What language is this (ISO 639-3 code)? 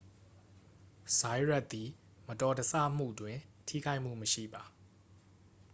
mya